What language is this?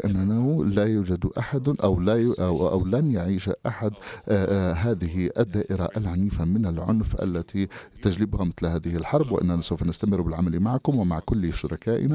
Arabic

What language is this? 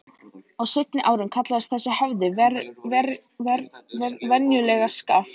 Icelandic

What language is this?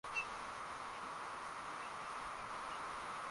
Swahili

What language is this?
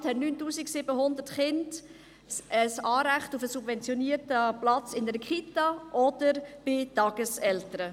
Swiss German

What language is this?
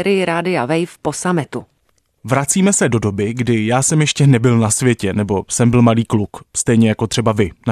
Czech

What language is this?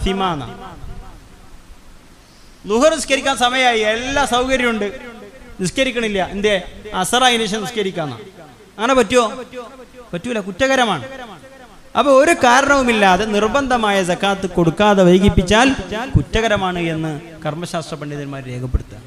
Malayalam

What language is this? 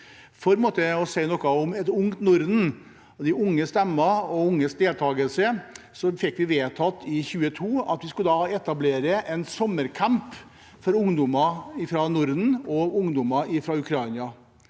Norwegian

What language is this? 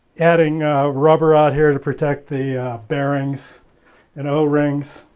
English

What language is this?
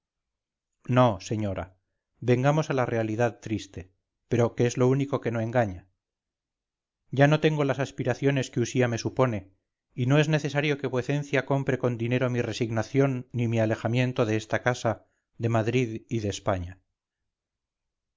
Spanish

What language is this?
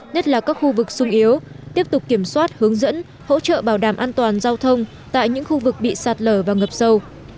Vietnamese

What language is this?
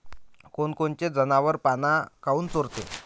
Marathi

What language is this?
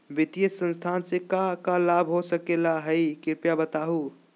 Magahi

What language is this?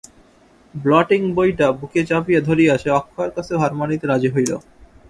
Bangla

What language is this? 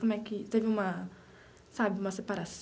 Portuguese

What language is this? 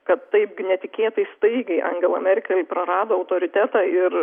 Lithuanian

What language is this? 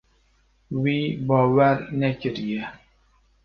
Kurdish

